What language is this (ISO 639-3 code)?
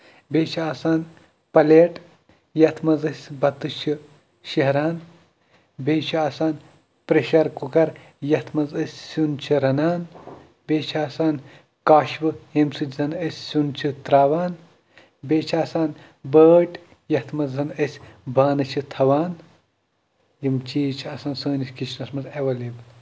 kas